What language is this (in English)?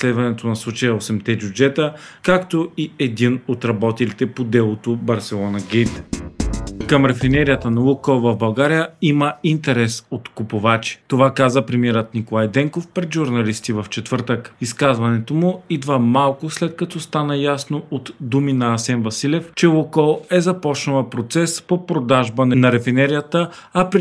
Bulgarian